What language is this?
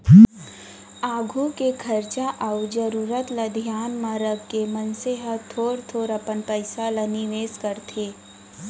Chhattisgarhi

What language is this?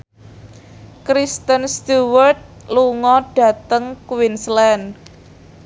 Javanese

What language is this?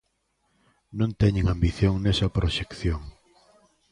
Galician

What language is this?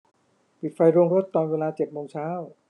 Thai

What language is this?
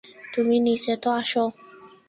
Bangla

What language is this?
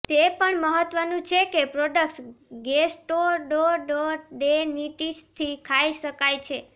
Gujarati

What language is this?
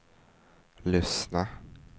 Swedish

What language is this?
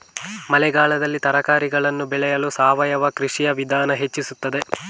Kannada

